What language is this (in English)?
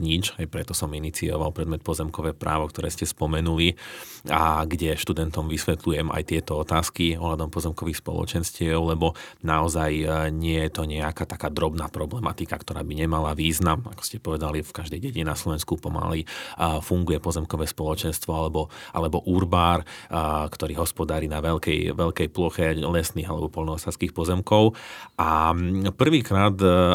Slovak